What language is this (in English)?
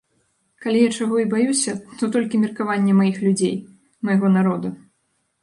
Belarusian